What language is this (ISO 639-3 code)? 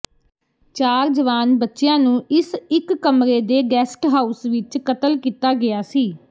pan